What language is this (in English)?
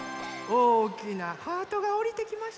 Japanese